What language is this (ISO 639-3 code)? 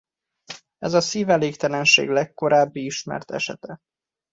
hun